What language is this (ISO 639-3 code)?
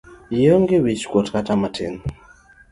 luo